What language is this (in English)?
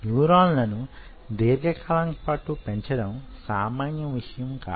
Telugu